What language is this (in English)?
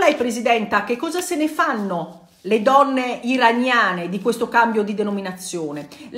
Italian